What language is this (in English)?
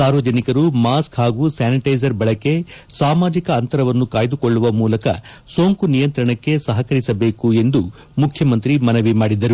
Kannada